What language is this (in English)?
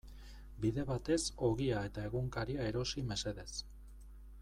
Basque